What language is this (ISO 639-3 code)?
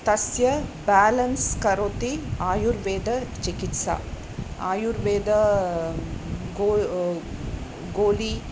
san